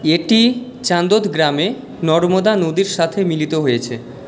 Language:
Bangla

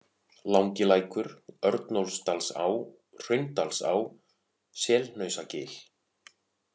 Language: Icelandic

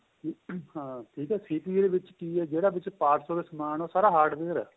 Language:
Punjabi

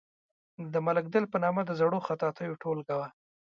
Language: Pashto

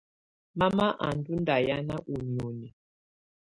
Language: Tunen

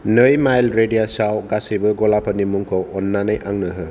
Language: Bodo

